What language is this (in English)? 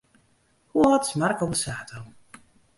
Western Frisian